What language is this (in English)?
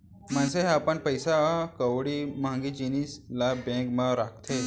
Chhattisgarhi